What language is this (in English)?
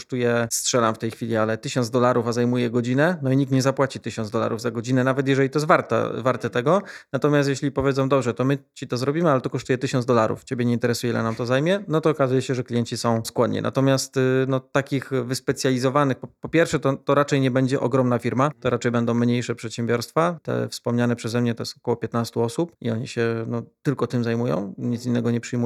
Polish